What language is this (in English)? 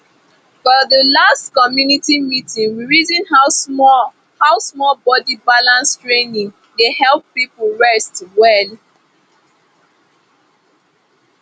Nigerian Pidgin